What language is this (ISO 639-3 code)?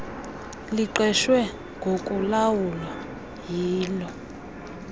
xho